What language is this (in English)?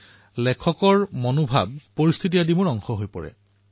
Assamese